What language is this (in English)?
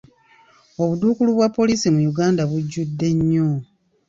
Ganda